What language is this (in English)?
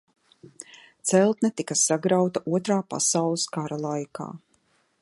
Latvian